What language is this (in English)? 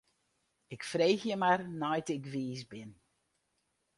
Western Frisian